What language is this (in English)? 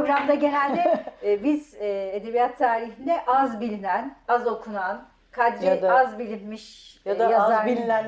Turkish